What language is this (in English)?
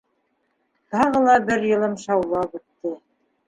Bashkir